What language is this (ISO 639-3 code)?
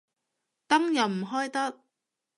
yue